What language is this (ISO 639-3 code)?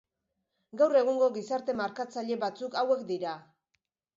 eus